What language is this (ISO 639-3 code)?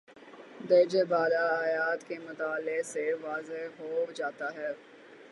urd